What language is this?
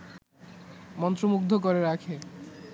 Bangla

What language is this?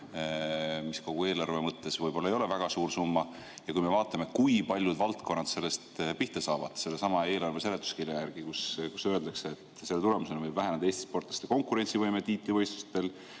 Estonian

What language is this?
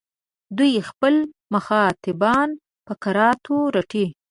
Pashto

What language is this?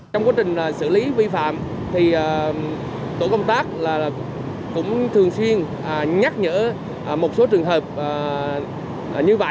Vietnamese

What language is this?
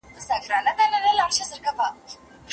Pashto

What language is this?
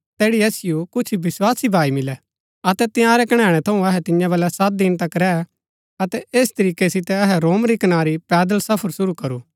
Gaddi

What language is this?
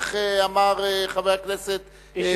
Hebrew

